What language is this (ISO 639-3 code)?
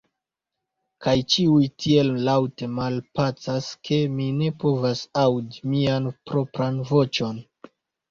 epo